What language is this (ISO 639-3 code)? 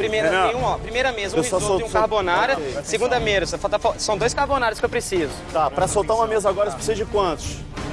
por